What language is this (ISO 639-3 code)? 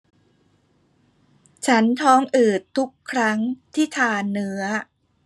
tha